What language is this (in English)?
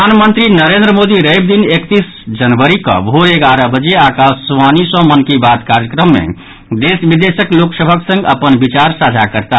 Maithili